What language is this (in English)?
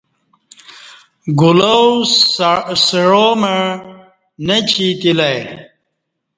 Kati